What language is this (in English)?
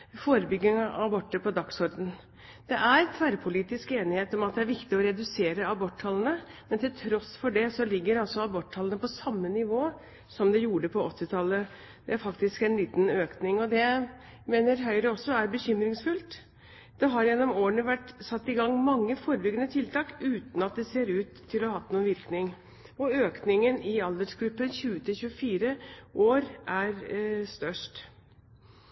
Norwegian Bokmål